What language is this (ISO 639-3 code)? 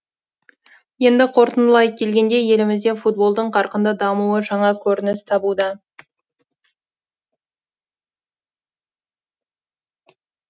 kaz